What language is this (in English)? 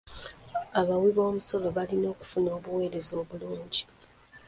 Ganda